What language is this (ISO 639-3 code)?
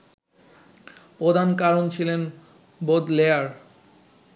ben